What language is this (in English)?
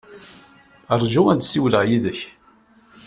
Kabyle